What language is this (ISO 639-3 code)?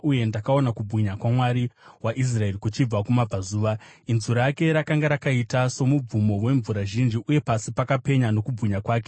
sna